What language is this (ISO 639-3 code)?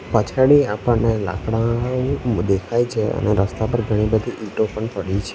guj